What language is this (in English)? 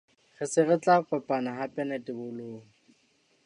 Southern Sotho